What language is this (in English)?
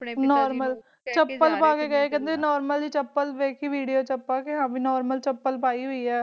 Punjabi